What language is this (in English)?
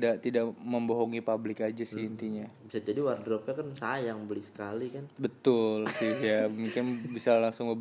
Indonesian